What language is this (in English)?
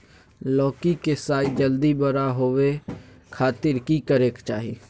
Magahi